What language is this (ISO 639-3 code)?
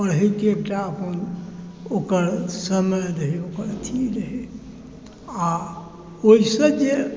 mai